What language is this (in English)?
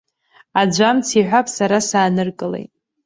Abkhazian